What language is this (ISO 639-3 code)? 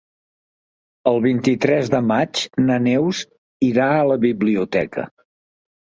cat